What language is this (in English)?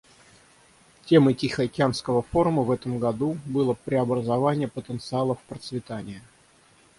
Russian